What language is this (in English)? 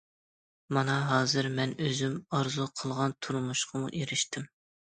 Uyghur